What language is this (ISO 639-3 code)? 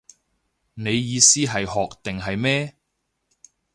yue